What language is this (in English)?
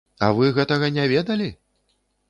Belarusian